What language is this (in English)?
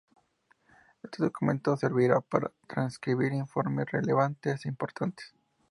Spanish